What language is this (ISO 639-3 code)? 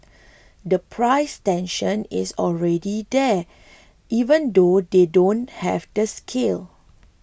eng